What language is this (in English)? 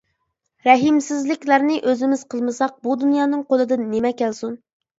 Uyghur